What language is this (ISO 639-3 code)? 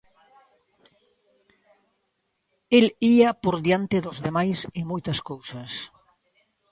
glg